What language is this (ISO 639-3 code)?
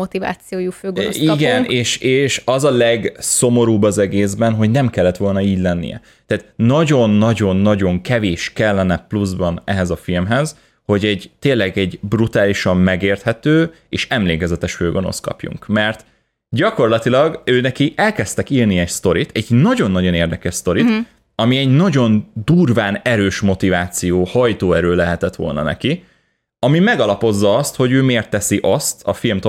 hun